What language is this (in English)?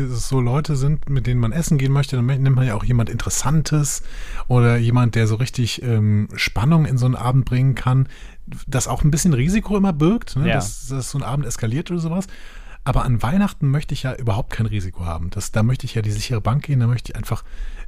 German